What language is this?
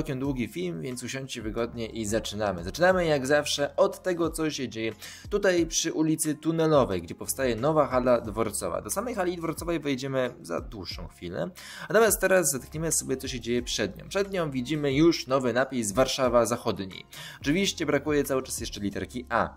Polish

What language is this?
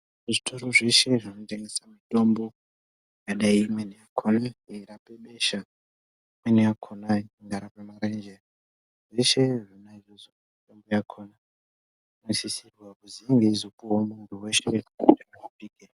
Ndau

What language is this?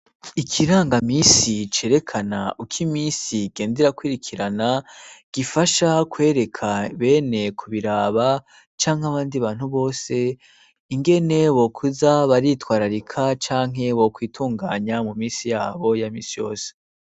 Rundi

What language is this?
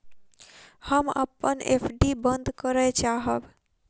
Maithili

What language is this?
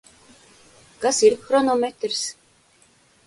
Latvian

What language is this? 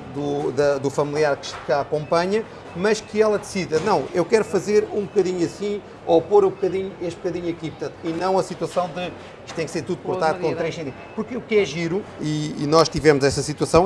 Portuguese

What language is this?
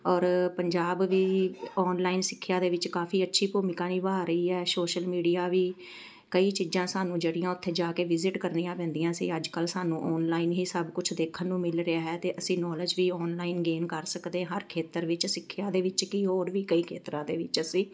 Punjabi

